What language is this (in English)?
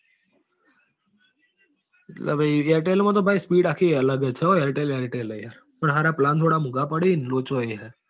Gujarati